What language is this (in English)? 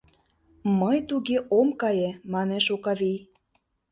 Mari